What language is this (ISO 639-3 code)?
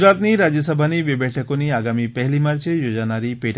guj